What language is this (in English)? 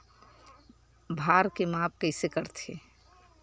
Chhattisgarhi